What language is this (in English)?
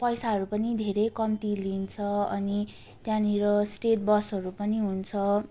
Nepali